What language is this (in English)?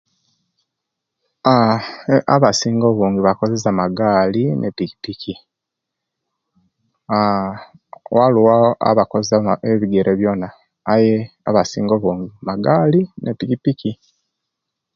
Kenyi